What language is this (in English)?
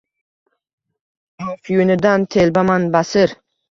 Uzbek